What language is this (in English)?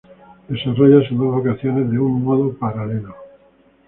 Spanish